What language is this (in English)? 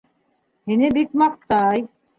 Bashkir